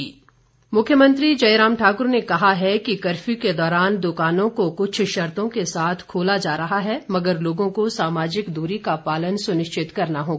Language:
Hindi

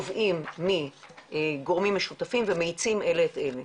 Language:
Hebrew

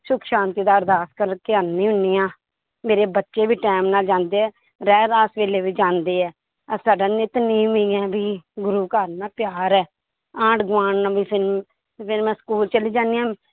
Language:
Punjabi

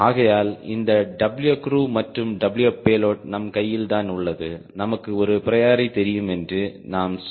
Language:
Tamil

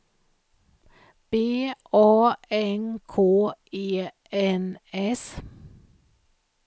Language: Swedish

